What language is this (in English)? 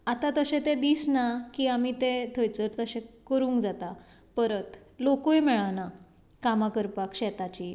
Konkani